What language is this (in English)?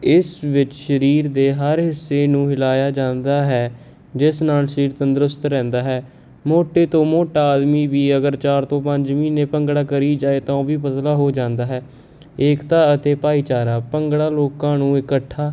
Punjabi